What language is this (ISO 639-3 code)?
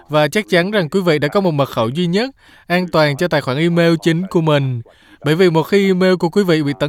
vie